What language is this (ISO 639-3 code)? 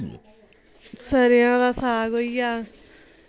doi